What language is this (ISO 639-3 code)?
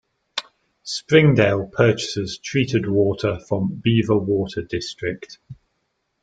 eng